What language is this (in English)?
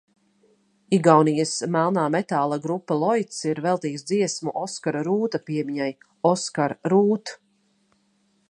Latvian